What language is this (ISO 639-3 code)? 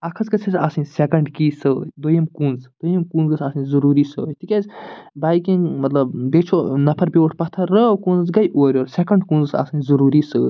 kas